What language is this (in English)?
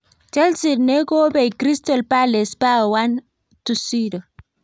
Kalenjin